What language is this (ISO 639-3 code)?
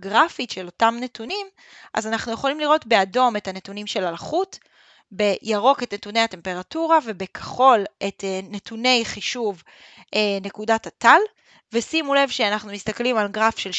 heb